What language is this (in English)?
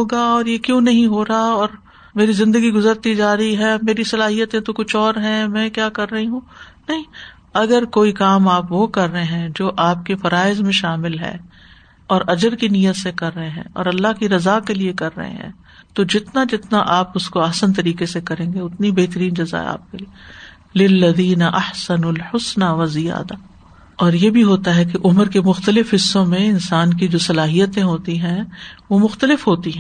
Urdu